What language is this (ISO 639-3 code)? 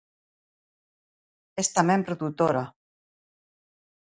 glg